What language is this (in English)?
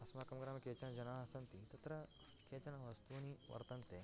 Sanskrit